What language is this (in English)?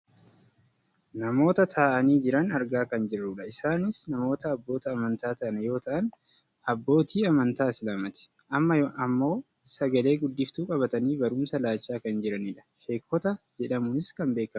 Oromo